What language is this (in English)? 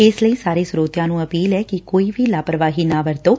Punjabi